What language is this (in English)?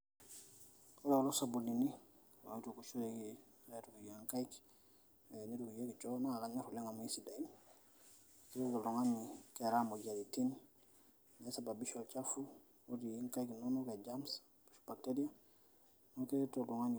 Masai